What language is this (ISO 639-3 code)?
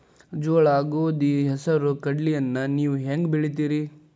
kan